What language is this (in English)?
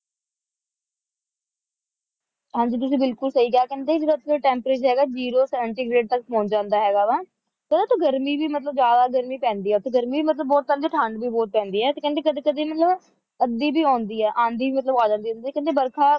Punjabi